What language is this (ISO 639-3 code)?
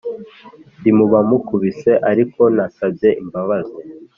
kin